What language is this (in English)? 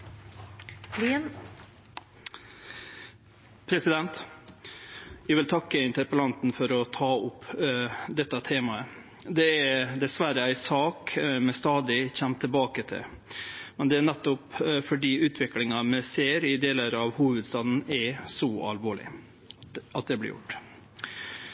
Norwegian